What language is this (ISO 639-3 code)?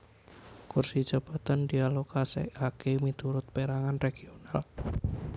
jav